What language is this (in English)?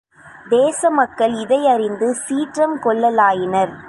Tamil